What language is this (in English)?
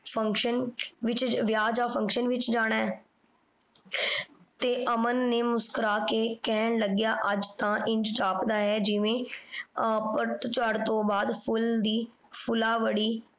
Punjabi